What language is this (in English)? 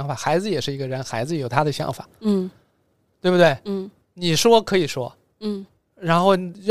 Chinese